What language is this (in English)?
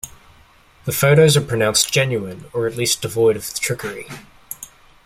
English